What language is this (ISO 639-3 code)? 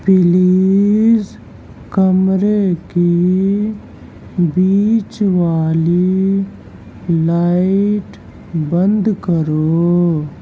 urd